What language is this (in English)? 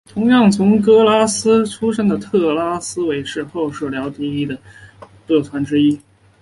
Chinese